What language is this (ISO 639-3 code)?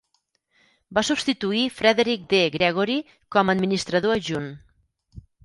cat